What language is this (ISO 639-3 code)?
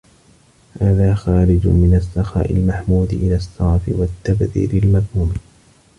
ara